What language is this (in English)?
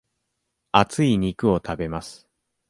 Japanese